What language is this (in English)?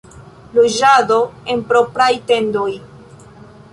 Esperanto